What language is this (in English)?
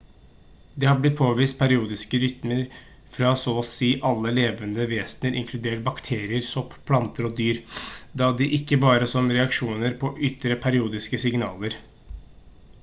Norwegian Bokmål